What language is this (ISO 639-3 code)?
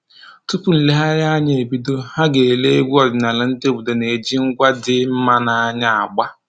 ibo